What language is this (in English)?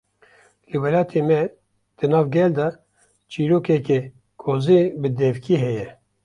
Kurdish